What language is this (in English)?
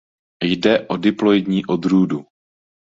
Czech